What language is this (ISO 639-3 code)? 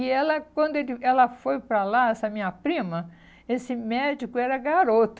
por